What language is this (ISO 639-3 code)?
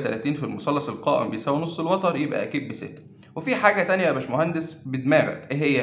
ara